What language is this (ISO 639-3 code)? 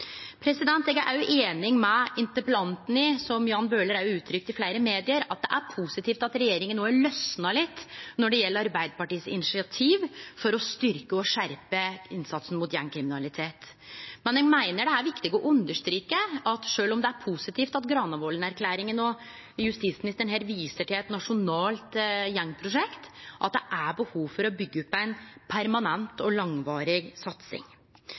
nno